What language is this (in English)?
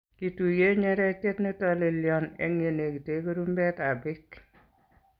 Kalenjin